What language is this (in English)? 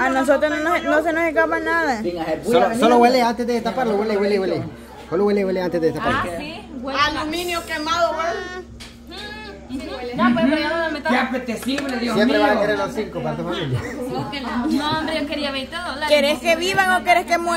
Spanish